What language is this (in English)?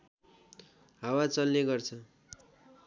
Nepali